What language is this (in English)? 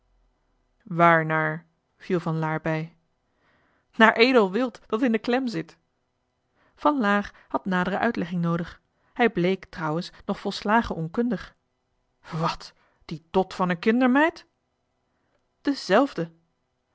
Dutch